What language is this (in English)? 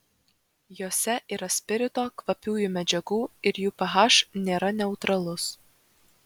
Lithuanian